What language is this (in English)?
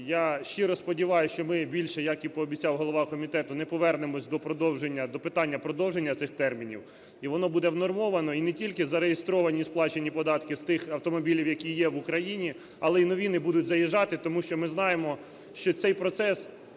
Ukrainian